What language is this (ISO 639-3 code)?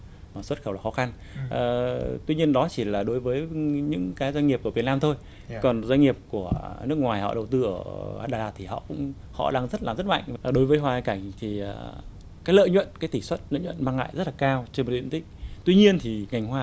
vie